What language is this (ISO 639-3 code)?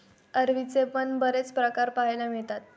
mar